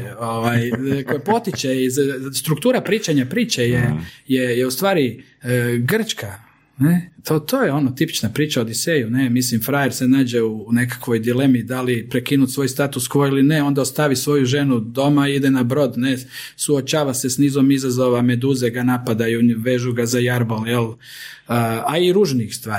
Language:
Croatian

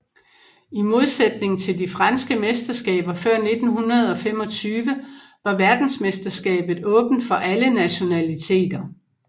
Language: Danish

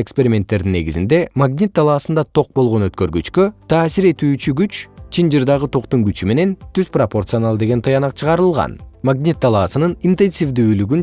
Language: Kyrgyz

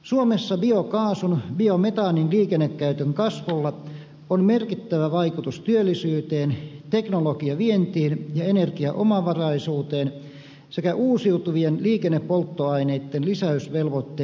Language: Finnish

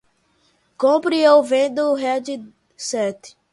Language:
Portuguese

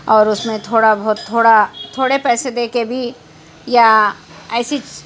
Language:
Urdu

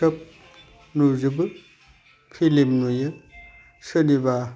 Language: Bodo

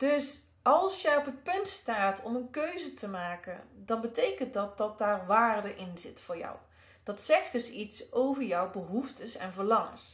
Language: Dutch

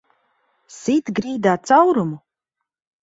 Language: Latvian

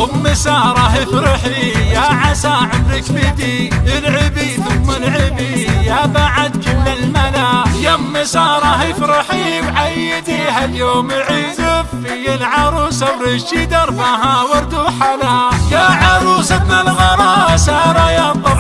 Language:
Arabic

